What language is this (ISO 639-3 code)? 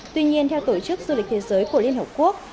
vie